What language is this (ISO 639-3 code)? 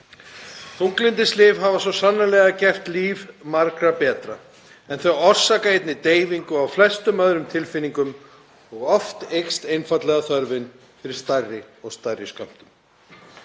isl